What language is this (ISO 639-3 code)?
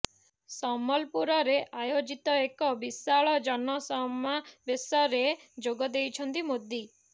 ori